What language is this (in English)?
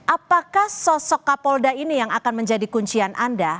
Indonesian